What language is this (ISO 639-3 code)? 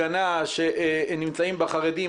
heb